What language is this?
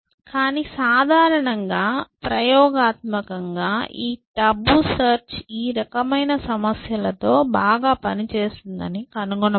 Telugu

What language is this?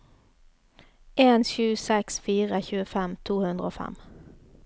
Norwegian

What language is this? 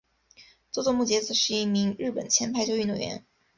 Chinese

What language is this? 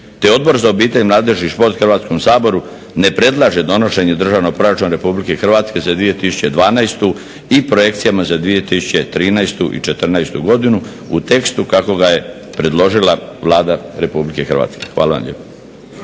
Croatian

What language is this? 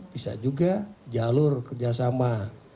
Indonesian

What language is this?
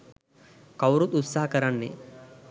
Sinhala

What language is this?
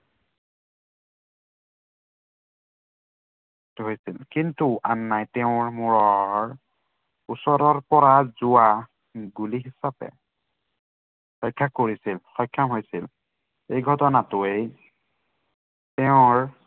Assamese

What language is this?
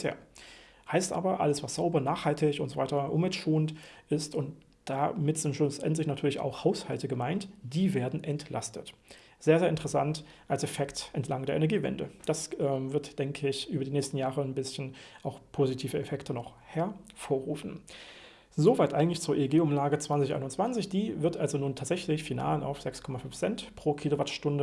German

